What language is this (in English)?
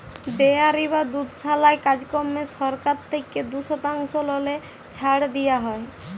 Bangla